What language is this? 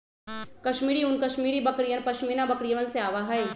Magahi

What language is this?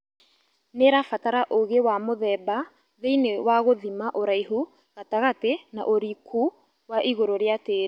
Kikuyu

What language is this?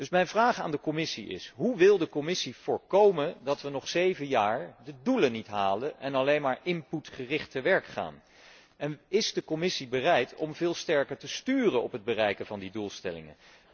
Dutch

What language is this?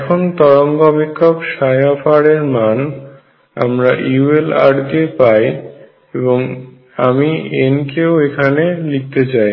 Bangla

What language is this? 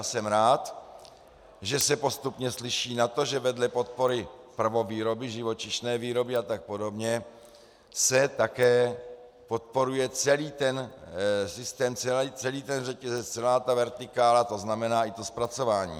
Czech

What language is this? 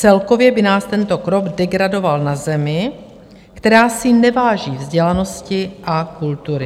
Czech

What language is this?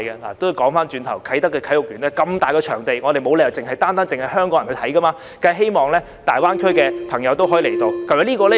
Cantonese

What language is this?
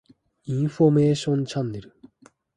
Japanese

